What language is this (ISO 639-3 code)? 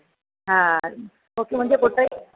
snd